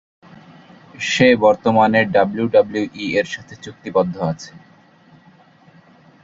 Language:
Bangla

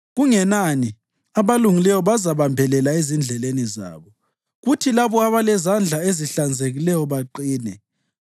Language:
North Ndebele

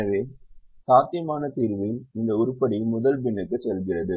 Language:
Tamil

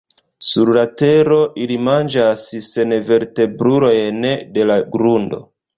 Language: Esperanto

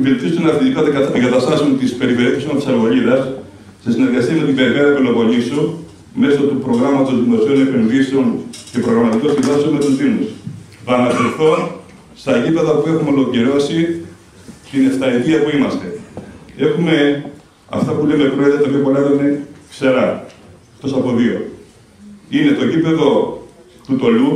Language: Greek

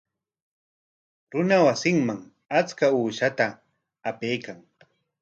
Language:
Corongo Ancash Quechua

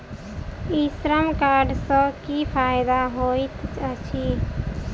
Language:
Maithili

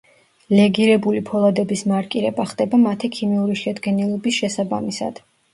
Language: Georgian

